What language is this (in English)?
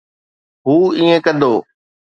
Sindhi